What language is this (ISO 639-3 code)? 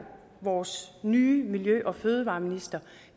dan